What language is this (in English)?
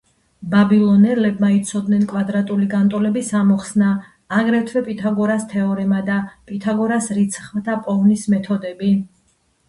Georgian